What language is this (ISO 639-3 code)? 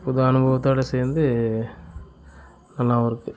tam